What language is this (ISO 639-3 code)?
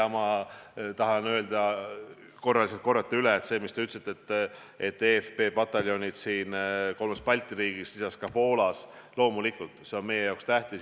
est